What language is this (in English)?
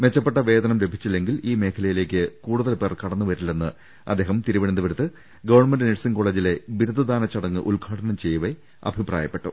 Malayalam